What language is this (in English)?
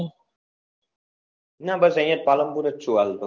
Gujarati